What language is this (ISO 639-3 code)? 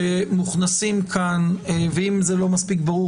heb